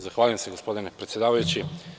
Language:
Serbian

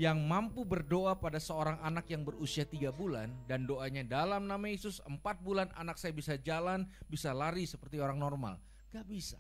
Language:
Indonesian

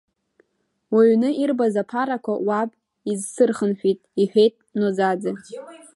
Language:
Abkhazian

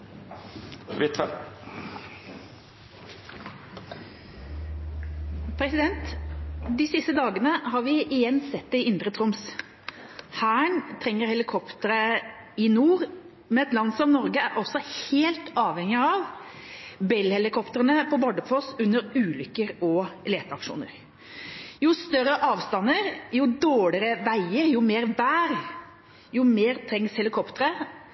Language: Norwegian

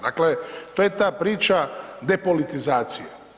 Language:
Croatian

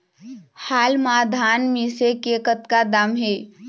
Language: Chhattisgarhi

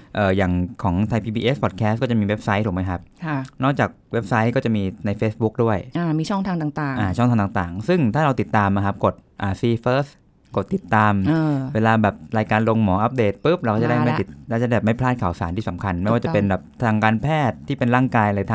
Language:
Thai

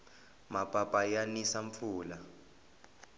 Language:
Tsonga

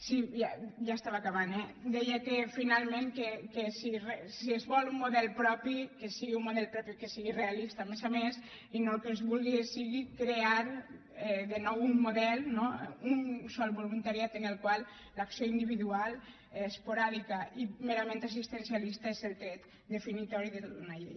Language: Catalan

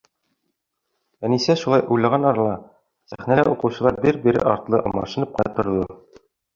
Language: Bashkir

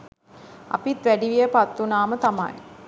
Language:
Sinhala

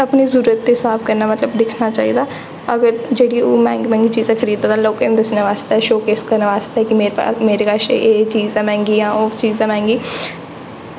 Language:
Dogri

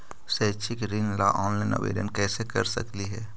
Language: Magahi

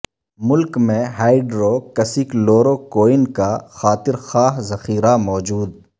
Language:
Urdu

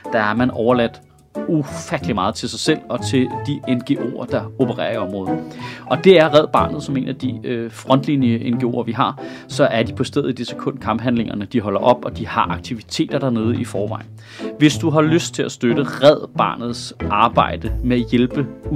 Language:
Danish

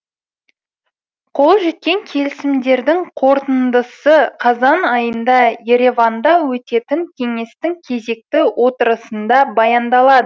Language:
Kazakh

